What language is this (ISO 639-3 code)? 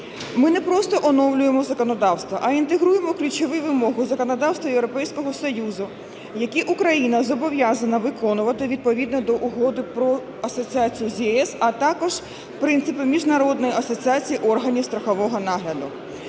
ukr